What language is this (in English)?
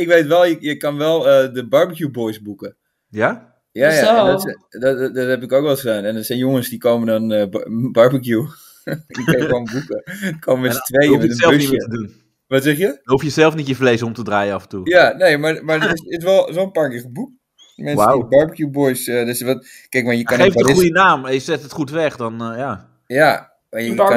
Dutch